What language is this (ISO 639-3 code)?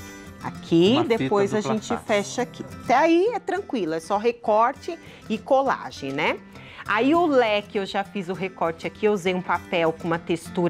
por